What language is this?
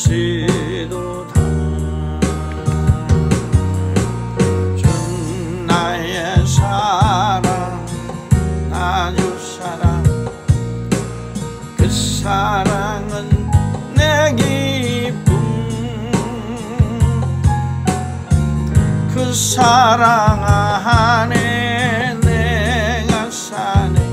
Korean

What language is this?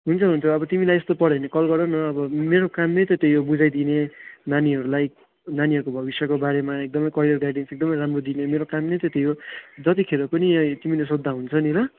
Nepali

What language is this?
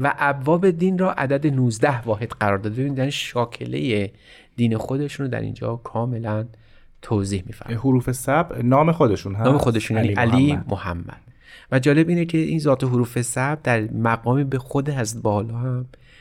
Persian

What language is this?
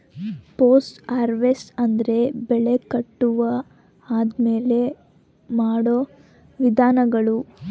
Kannada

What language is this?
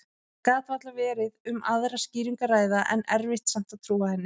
Icelandic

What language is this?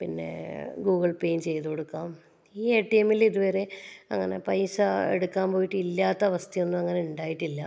Malayalam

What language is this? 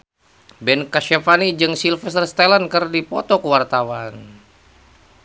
Sundanese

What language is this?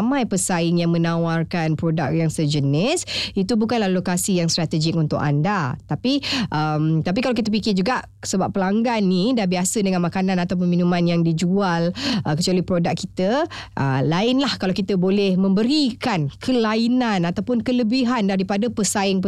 Malay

